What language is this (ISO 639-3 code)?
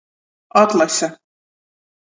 ltg